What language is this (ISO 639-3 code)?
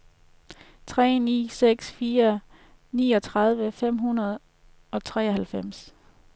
dan